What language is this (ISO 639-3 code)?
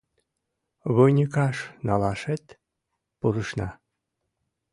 chm